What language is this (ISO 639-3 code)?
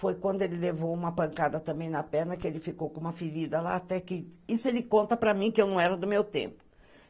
por